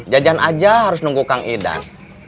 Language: Indonesian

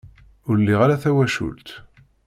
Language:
Kabyle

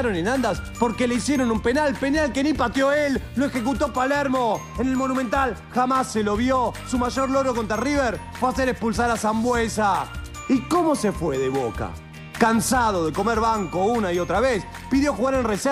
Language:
Spanish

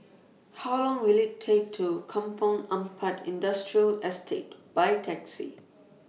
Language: English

